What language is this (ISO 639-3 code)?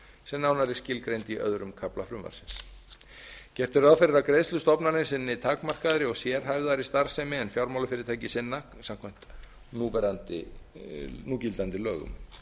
isl